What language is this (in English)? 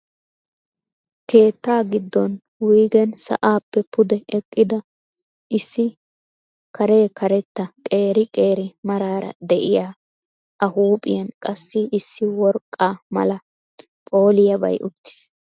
Wolaytta